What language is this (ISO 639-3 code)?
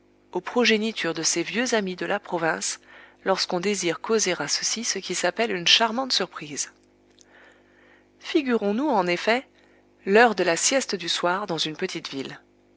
fra